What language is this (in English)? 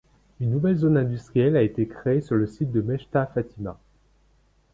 French